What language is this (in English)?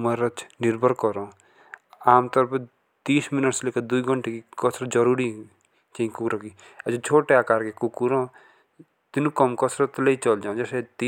Jaunsari